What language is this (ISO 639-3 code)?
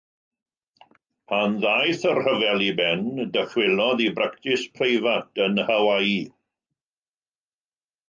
cym